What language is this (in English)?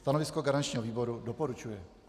Czech